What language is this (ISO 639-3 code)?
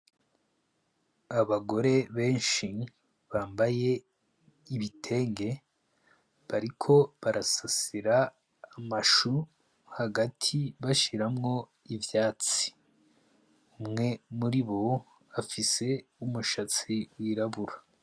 run